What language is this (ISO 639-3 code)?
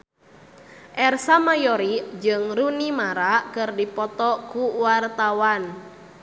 sun